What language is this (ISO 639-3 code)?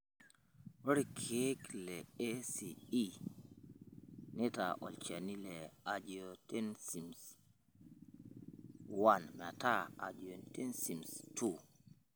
mas